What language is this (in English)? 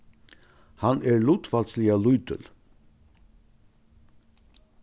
Faroese